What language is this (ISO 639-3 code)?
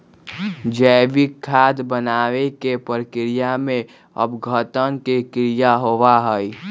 mag